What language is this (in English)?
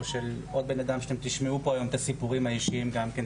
Hebrew